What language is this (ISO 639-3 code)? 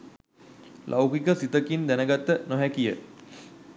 sin